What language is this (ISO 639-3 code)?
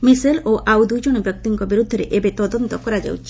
ori